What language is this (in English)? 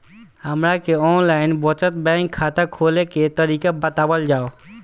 Bhojpuri